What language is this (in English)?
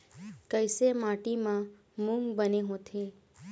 Chhattisgarhi